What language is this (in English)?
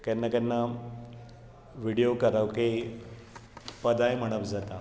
Konkani